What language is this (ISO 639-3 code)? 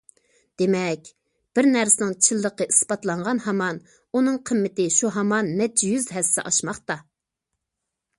uig